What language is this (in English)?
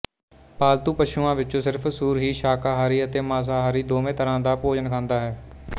Punjabi